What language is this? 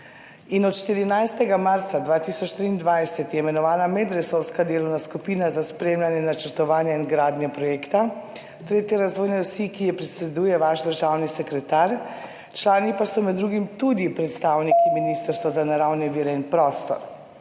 Slovenian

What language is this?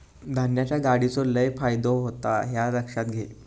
Marathi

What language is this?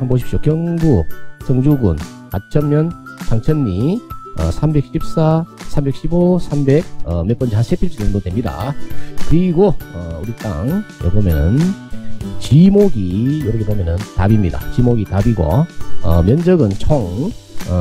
Korean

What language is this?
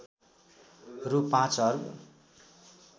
Nepali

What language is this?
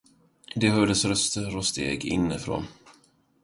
Swedish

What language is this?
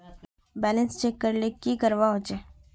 Magahi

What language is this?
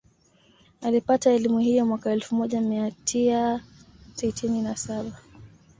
Swahili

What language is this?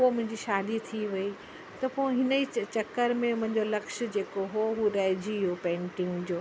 Sindhi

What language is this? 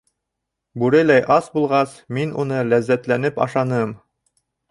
Bashkir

